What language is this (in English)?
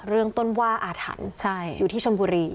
Thai